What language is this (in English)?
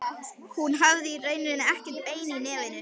Icelandic